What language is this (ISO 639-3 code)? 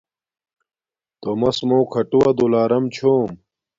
dmk